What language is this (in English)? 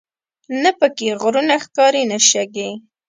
Pashto